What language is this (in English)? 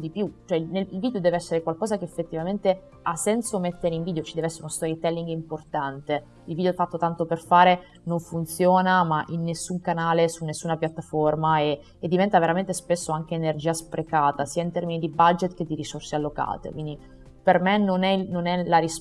Italian